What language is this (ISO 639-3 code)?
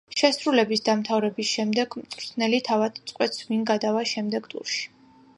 kat